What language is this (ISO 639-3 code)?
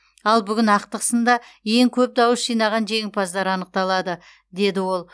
kaz